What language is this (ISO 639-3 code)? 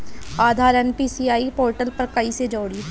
bho